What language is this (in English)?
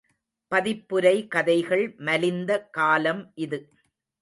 Tamil